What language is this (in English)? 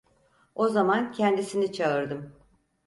Turkish